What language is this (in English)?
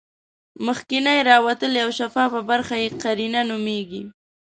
Pashto